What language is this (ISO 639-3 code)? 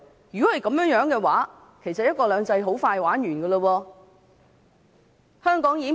yue